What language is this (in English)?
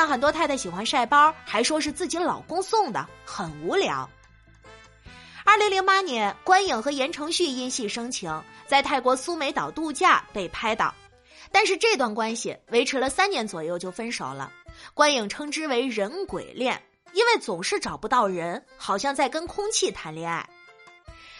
Chinese